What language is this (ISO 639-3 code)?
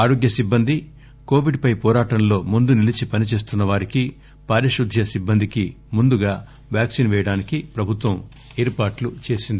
tel